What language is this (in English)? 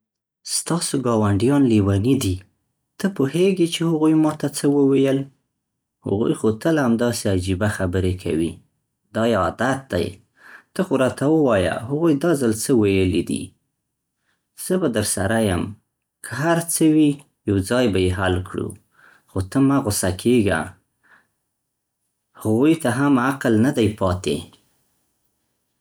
Central Pashto